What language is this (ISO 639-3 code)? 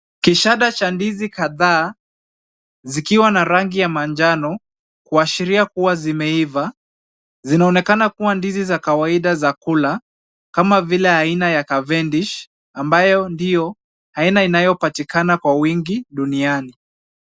swa